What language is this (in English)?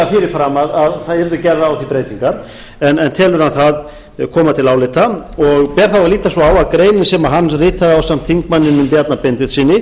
Icelandic